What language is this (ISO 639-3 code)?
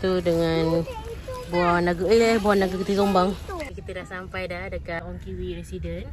msa